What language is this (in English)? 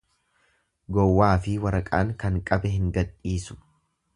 Oromo